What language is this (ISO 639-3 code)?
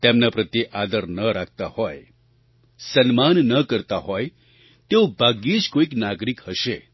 guj